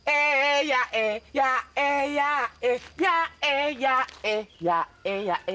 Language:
Indonesian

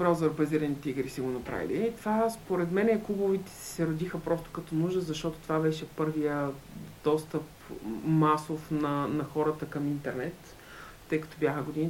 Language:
Bulgarian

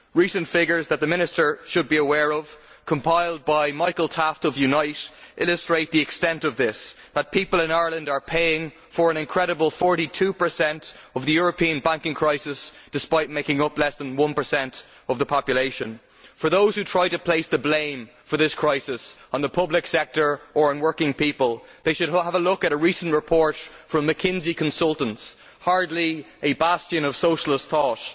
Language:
English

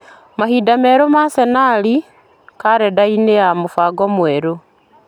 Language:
Kikuyu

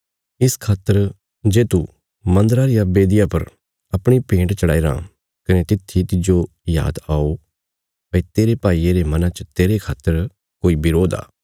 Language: Bilaspuri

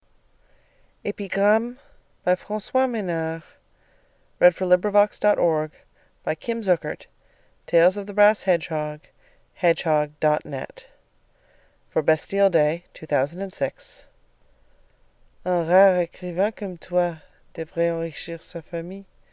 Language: French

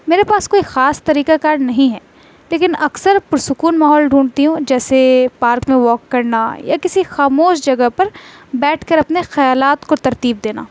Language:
Urdu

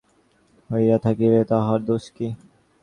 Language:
Bangla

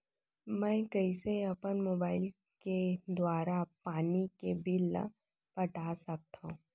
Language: Chhattisgarhi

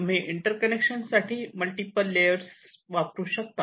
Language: Marathi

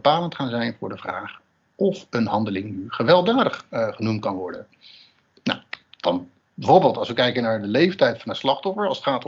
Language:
Dutch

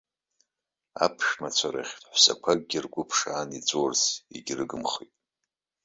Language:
Abkhazian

